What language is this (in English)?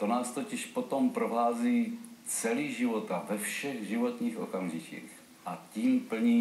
Czech